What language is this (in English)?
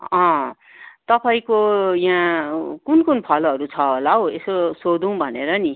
Nepali